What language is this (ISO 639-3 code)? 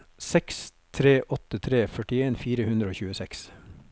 nor